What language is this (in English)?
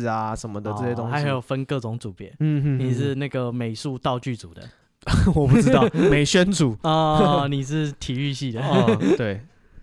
Chinese